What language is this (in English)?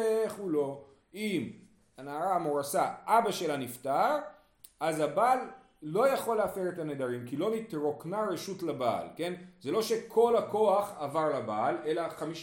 Hebrew